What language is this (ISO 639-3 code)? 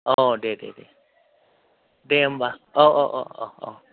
brx